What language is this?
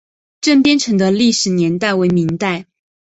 Chinese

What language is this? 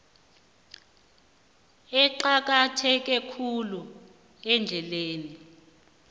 South Ndebele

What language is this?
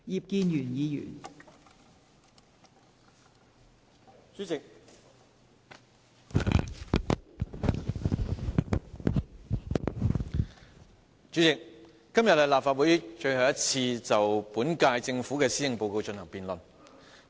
Cantonese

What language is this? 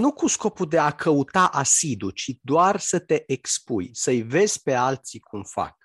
Romanian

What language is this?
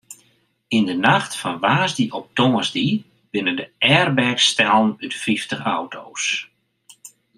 Western Frisian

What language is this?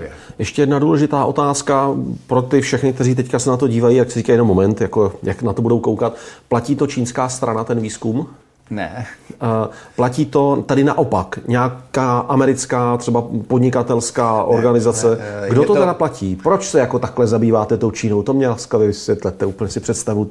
Czech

